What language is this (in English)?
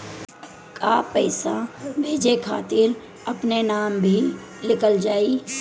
Bhojpuri